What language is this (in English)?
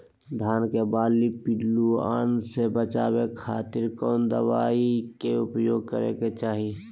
Magahi